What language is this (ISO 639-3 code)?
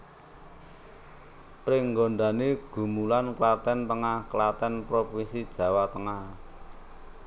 jav